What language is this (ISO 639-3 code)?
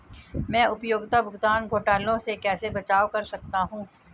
hin